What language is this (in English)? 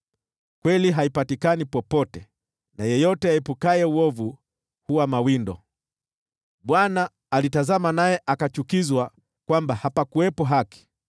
Swahili